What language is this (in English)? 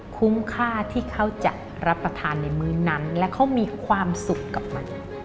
Thai